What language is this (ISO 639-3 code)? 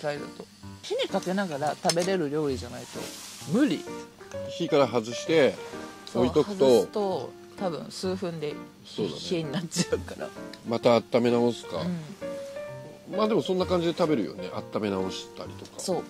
jpn